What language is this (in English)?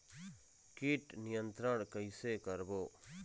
Chhattisgarhi